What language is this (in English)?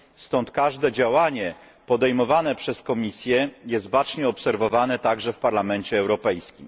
Polish